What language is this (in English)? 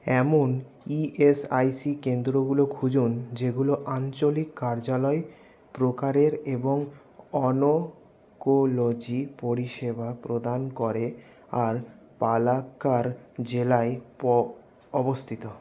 Bangla